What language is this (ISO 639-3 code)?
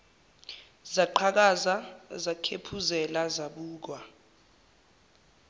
zul